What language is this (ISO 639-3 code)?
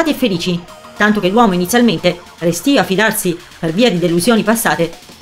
ita